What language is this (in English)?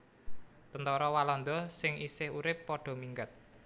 Javanese